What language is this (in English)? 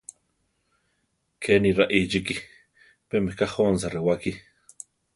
Central Tarahumara